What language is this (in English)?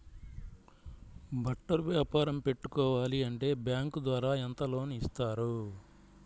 Telugu